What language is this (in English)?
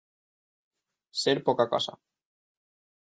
Catalan